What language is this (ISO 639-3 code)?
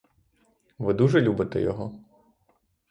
ukr